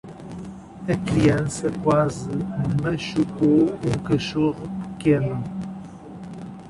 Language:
Portuguese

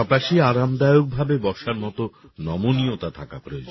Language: Bangla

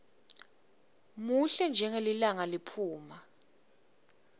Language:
Swati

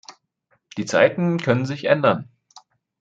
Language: German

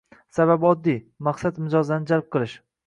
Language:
Uzbek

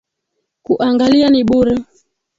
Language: Swahili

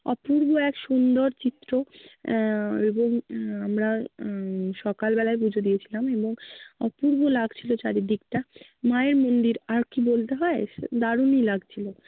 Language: Bangla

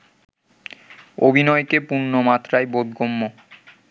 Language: Bangla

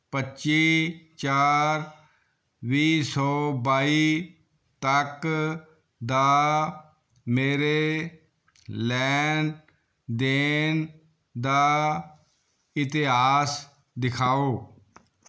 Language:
Punjabi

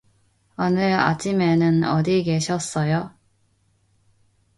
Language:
Korean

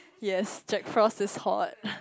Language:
English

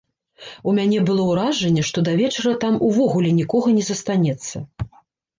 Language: Belarusian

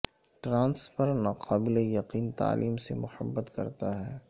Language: Urdu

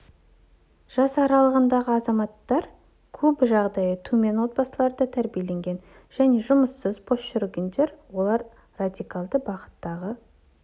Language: Kazakh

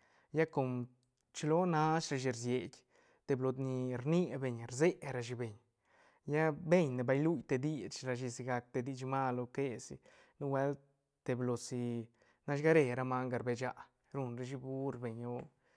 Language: Santa Catarina Albarradas Zapotec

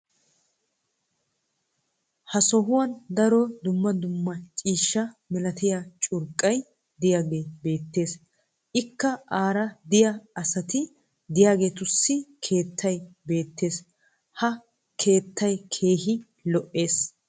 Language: Wolaytta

